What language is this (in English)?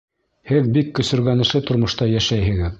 Bashkir